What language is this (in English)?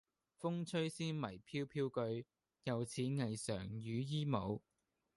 Cantonese